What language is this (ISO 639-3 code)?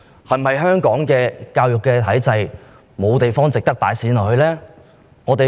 yue